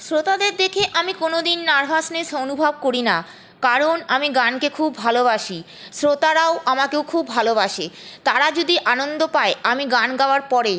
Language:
Bangla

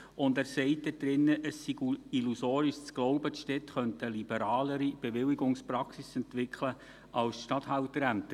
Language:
Swiss German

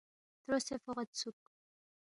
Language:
Balti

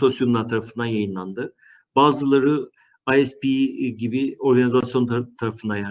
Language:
Turkish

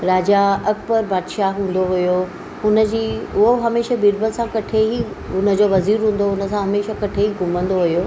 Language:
Sindhi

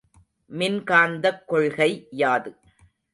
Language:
Tamil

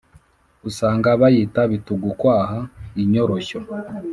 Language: Kinyarwanda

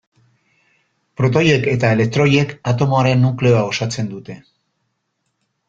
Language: Basque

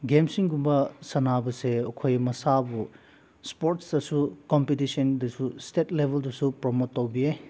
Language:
Manipuri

